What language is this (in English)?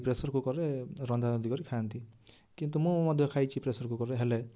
Odia